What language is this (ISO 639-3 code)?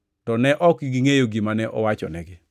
luo